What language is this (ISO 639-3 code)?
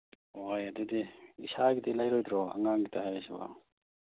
mni